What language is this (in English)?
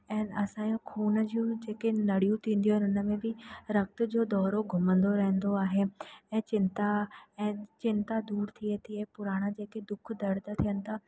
Sindhi